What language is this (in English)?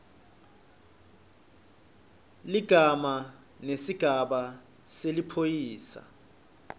Swati